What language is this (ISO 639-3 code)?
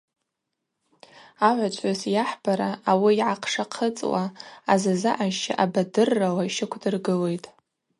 abq